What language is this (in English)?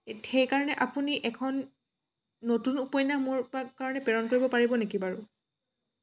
Assamese